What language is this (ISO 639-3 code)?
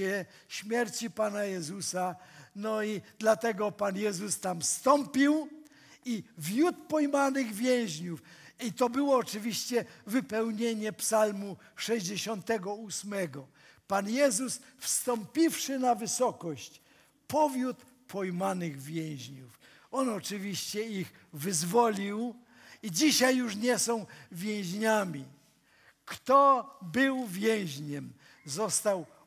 pol